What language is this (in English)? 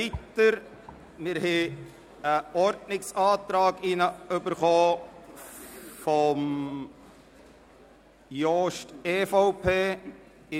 Swiss German